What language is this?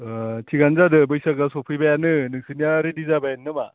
Bodo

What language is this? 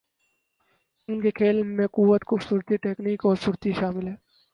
Urdu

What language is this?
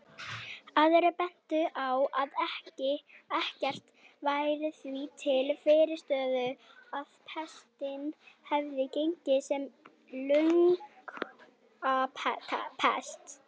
Icelandic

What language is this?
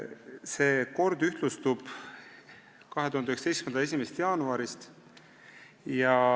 Estonian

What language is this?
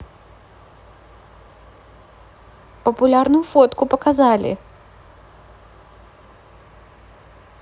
Russian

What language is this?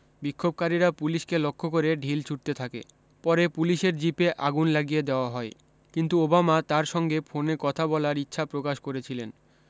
Bangla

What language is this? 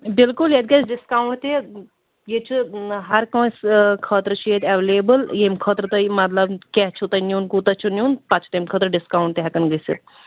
Kashmiri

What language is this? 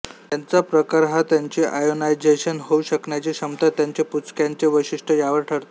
Marathi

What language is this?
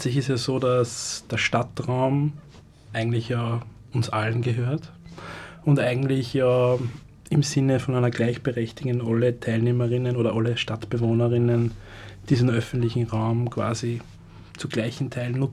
German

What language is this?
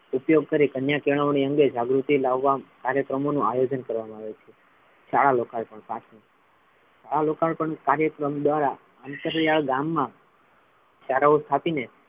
Gujarati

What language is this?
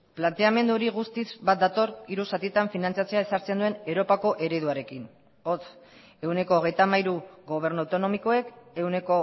Basque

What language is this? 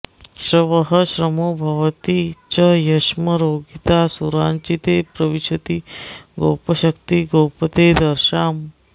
Sanskrit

